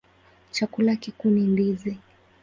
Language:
Swahili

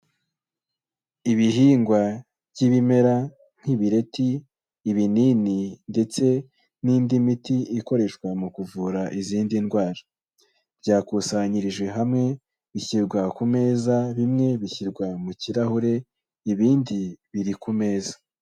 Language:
Kinyarwanda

